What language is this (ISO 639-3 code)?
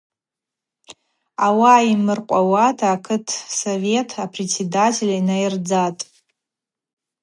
abq